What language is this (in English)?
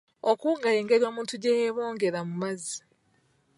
Ganda